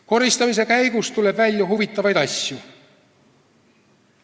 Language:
Estonian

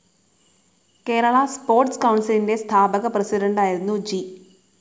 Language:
Malayalam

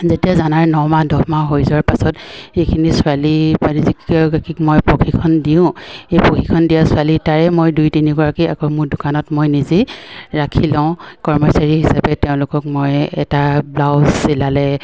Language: Assamese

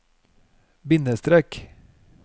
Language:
Norwegian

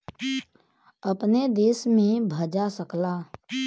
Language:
Bhojpuri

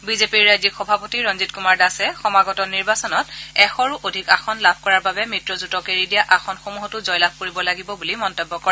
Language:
Assamese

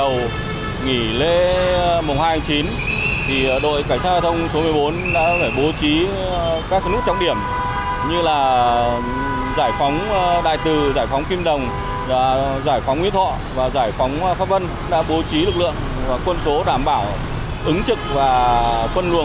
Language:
Vietnamese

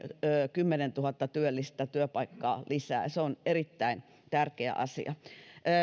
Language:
Finnish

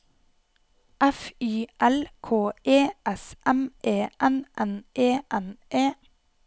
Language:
Norwegian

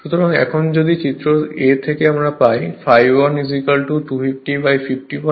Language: Bangla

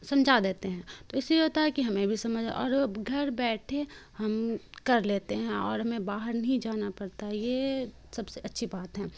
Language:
Urdu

